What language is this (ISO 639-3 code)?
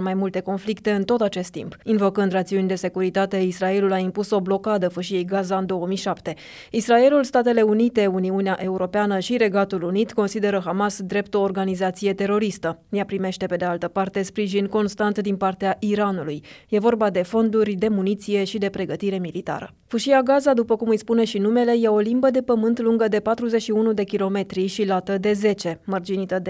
ron